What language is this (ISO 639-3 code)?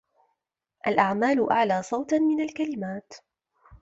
ara